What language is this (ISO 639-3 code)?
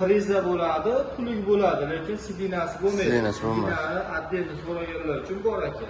uzb